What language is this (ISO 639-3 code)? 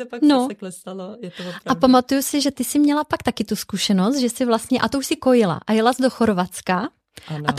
ces